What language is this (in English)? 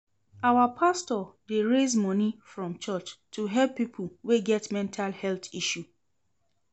Nigerian Pidgin